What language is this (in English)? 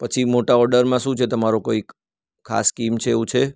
Gujarati